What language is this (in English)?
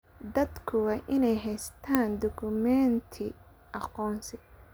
Somali